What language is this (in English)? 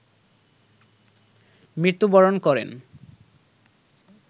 Bangla